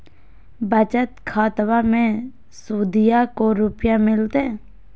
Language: Magahi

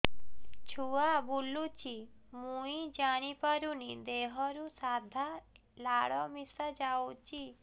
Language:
Odia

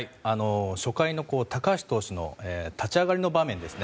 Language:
Japanese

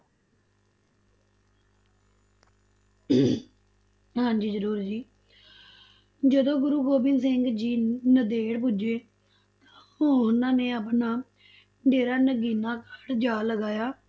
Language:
Punjabi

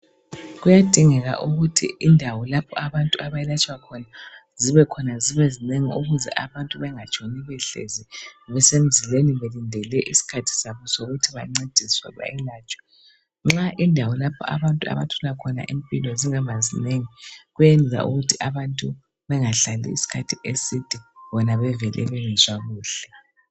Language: North Ndebele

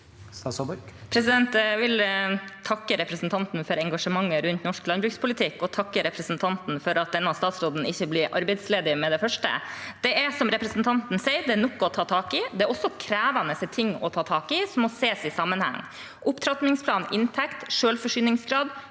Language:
Norwegian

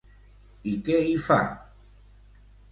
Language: Catalan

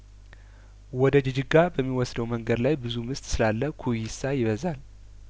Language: Amharic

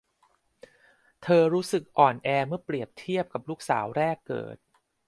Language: Thai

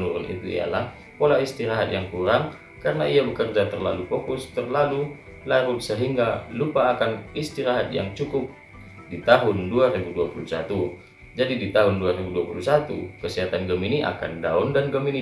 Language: Indonesian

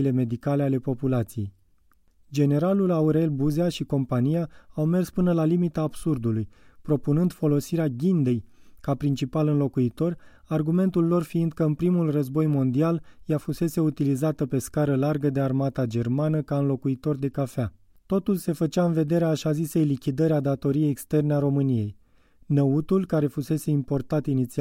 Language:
Romanian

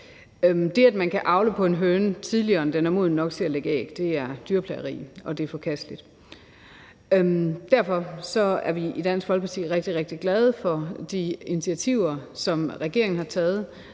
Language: Danish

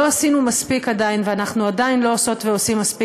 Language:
Hebrew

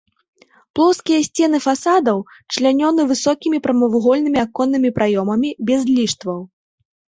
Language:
Belarusian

